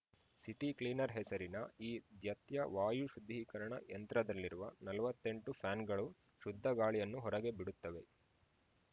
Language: Kannada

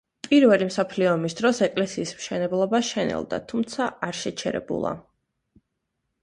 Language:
Georgian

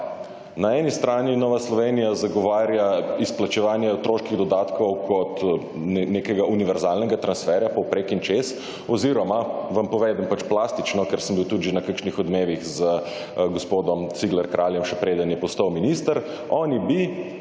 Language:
Slovenian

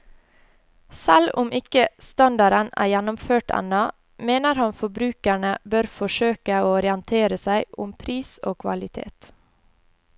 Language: Norwegian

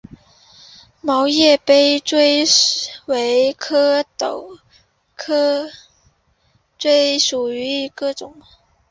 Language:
Chinese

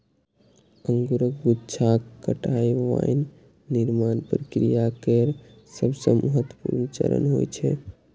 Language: Maithili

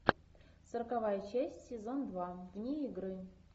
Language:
Russian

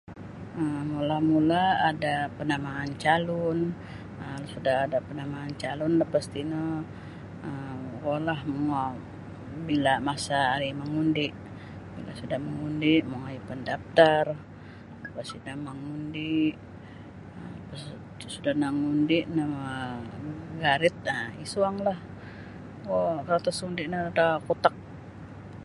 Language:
Sabah Bisaya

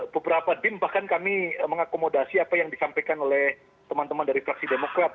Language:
Indonesian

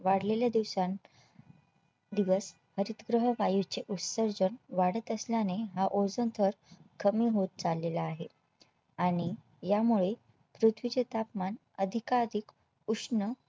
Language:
Marathi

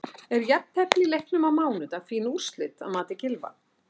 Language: Icelandic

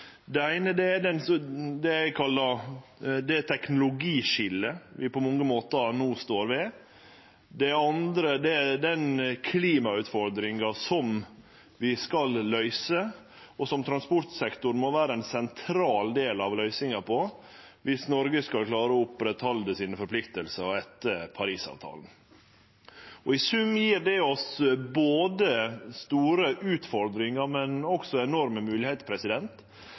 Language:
Norwegian Nynorsk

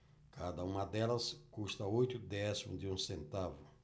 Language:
Portuguese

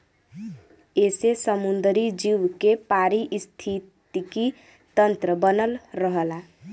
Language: Bhojpuri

